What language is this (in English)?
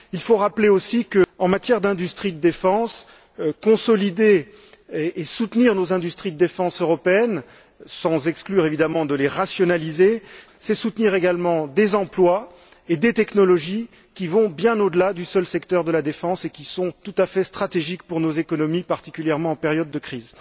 French